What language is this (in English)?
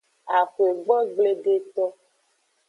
Aja (Benin)